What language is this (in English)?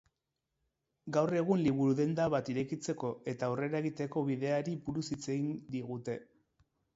Basque